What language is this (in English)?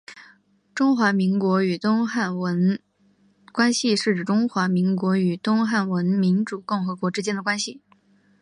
Chinese